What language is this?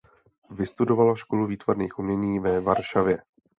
Czech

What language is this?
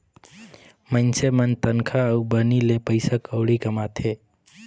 Chhattisgarhi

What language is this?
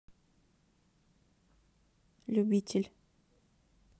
Russian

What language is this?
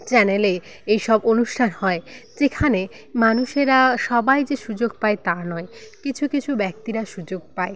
Bangla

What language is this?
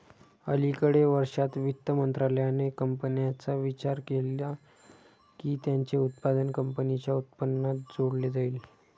Marathi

